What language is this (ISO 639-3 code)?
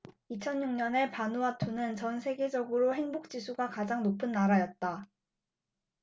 kor